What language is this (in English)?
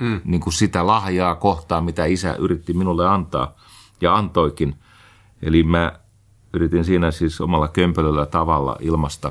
Finnish